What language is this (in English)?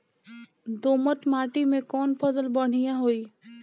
Bhojpuri